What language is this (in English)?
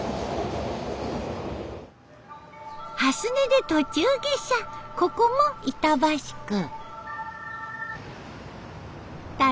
Japanese